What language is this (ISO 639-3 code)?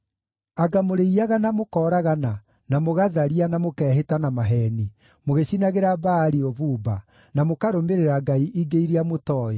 kik